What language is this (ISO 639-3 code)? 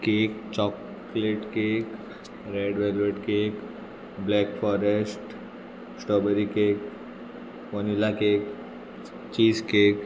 kok